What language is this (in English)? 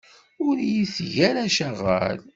Kabyle